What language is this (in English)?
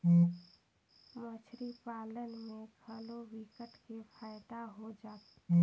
Chhattisgarhi